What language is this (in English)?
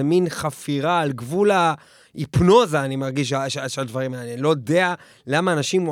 Hebrew